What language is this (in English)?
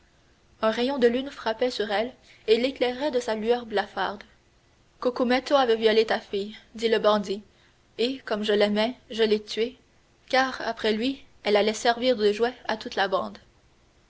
French